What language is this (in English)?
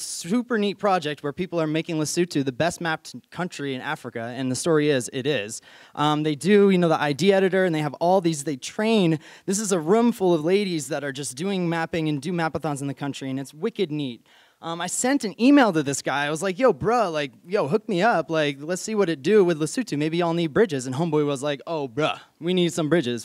English